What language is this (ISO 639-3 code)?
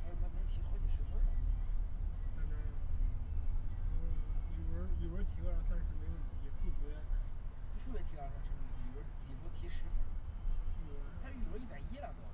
zho